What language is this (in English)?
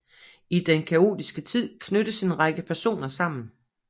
Danish